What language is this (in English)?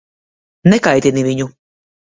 Latvian